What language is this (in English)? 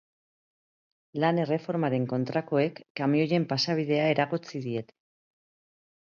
Basque